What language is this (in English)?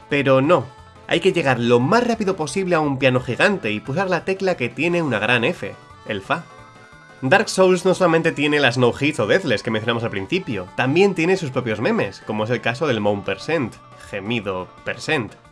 Spanish